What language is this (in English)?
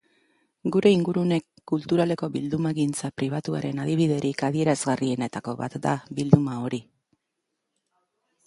Basque